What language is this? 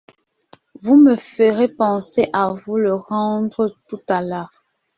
French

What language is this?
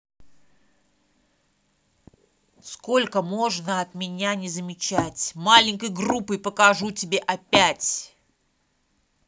Russian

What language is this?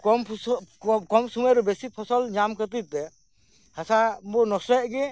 Santali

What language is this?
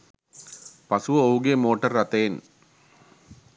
Sinhala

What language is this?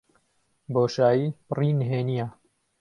Central Kurdish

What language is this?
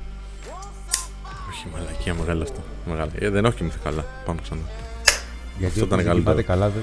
Greek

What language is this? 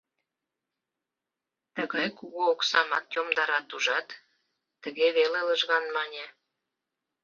Mari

